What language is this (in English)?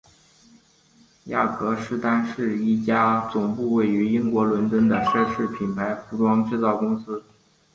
Chinese